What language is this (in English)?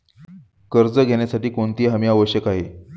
Marathi